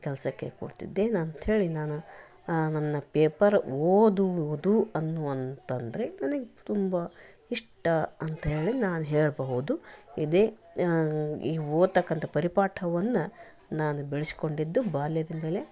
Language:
Kannada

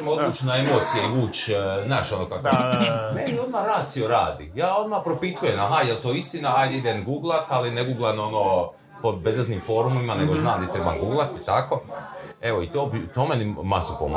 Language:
Croatian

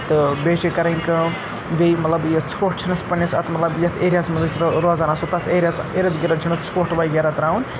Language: Kashmiri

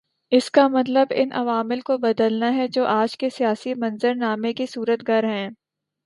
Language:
Urdu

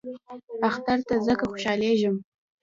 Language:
Pashto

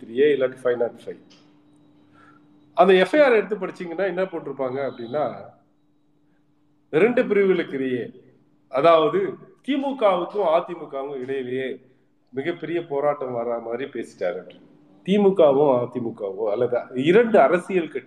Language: Tamil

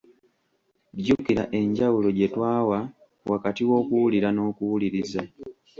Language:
Ganda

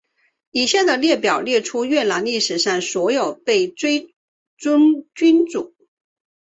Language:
Chinese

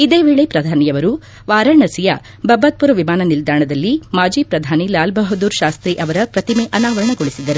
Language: Kannada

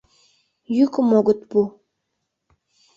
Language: Mari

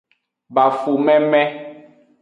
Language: Aja (Benin)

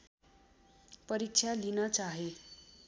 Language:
Nepali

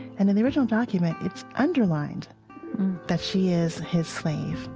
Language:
English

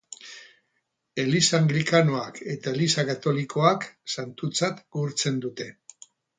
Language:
Basque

